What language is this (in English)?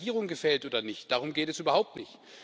German